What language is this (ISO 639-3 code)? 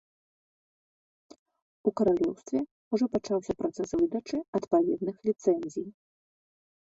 bel